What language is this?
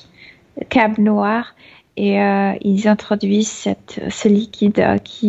French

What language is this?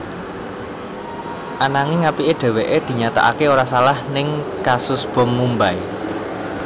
Javanese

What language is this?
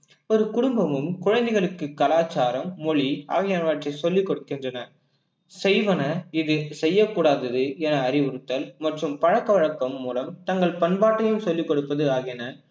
Tamil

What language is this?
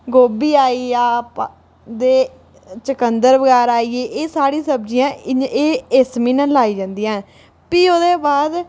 Dogri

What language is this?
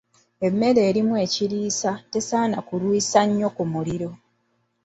Ganda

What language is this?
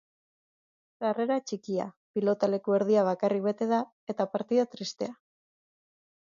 Basque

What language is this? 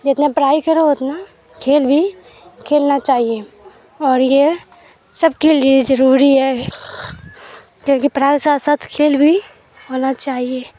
Urdu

